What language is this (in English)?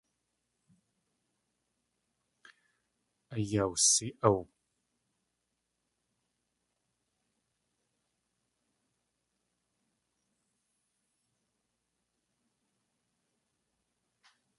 Tlingit